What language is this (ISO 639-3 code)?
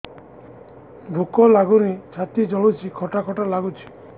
ori